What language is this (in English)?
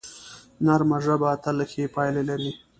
Pashto